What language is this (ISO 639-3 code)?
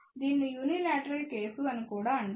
tel